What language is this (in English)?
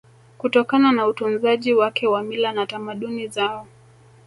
Swahili